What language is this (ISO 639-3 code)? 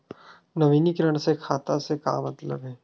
hne